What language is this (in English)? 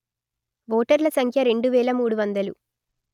Telugu